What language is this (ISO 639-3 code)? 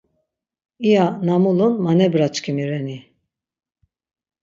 lzz